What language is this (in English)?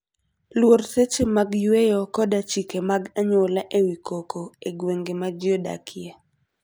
Luo (Kenya and Tanzania)